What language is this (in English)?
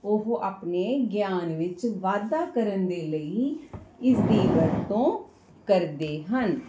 Punjabi